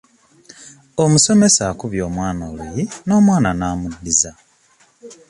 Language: Ganda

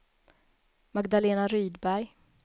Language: Swedish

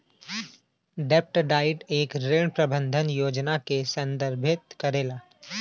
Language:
Bhojpuri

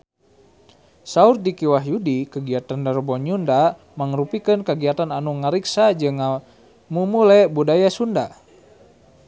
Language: Sundanese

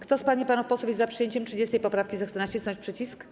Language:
Polish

